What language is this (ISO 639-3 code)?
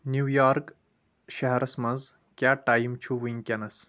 kas